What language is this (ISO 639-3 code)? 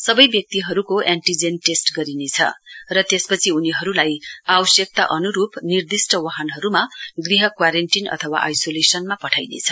nep